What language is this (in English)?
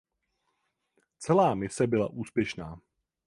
Czech